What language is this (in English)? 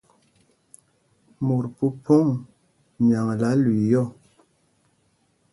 Mpumpong